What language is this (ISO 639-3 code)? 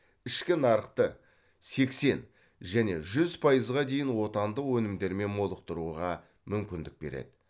kaz